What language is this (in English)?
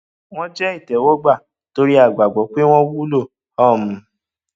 Yoruba